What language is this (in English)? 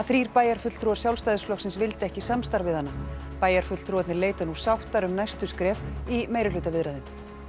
Icelandic